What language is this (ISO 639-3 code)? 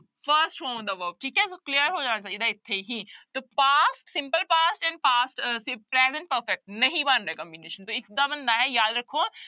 pan